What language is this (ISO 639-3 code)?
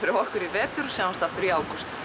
isl